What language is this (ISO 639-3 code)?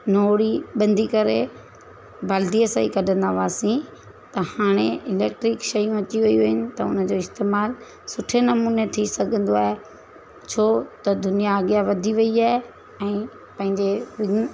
snd